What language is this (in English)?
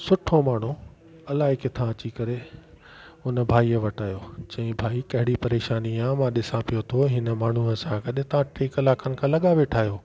Sindhi